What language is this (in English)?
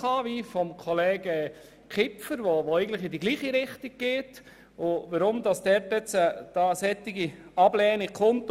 Swiss German